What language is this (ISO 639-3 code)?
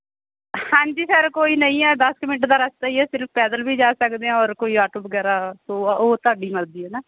pan